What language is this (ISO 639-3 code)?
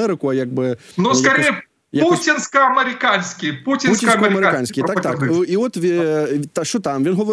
ukr